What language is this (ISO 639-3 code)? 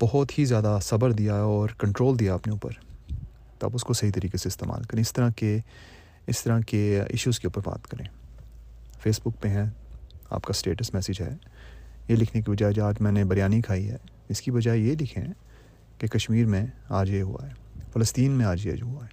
urd